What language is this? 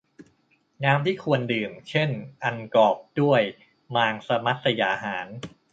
Thai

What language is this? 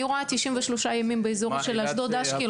Hebrew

